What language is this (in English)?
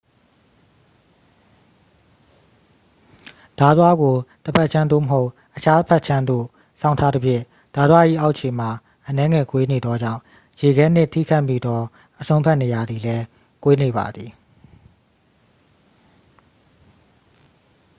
Burmese